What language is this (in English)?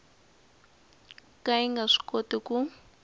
Tsonga